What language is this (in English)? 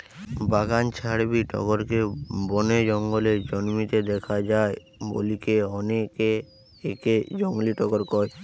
Bangla